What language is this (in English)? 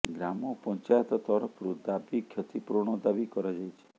Odia